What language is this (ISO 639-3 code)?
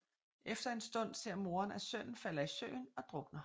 dan